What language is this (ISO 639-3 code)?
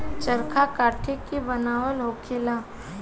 bho